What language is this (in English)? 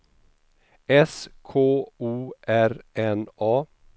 Swedish